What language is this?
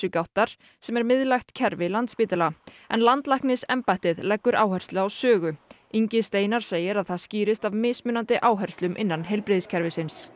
Icelandic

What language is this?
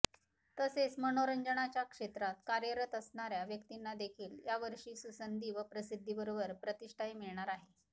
Marathi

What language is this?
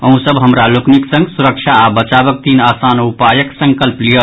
Maithili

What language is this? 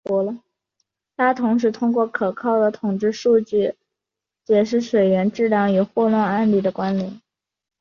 Chinese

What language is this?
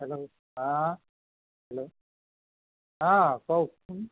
Assamese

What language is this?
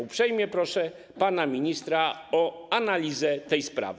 Polish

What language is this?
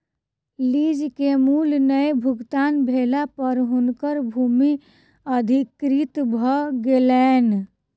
Maithili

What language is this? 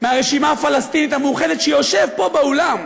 Hebrew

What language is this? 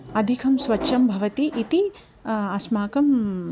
Sanskrit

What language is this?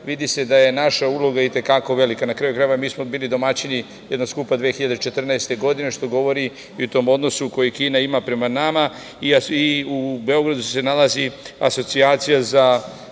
Serbian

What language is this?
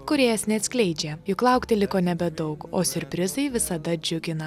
Lithuanian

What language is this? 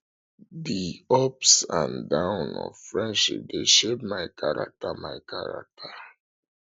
Nigerian Pidgin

